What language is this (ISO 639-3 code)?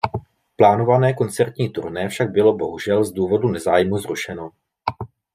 ces